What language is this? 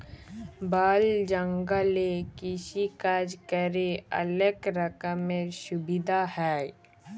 Bangla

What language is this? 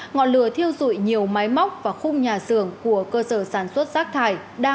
Vietnamese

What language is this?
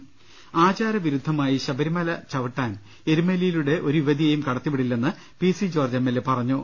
Malayalam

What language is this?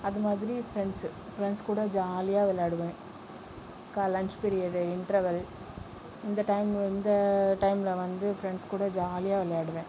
Tamil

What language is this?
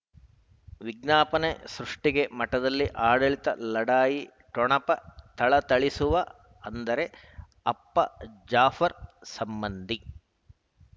Kannada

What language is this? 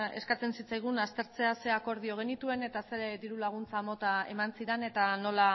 Basque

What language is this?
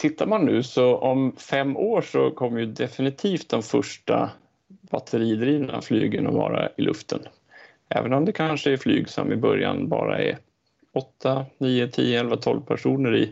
Swedish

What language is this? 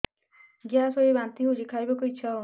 Odia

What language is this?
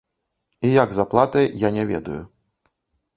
Belarusian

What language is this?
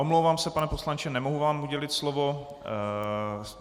Czech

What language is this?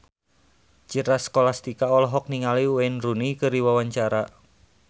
Sundanese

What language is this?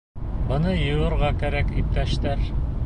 Bashkir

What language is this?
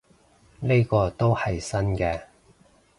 Cantonese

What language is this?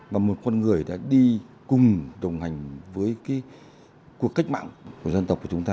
Vietnamese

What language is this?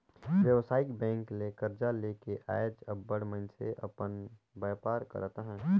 Chhattisgarhi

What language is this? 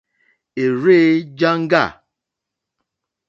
Mokpwe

